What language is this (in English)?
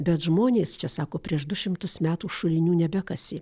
Lithuanian